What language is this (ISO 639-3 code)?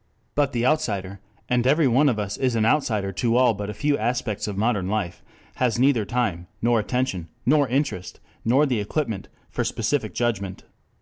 eng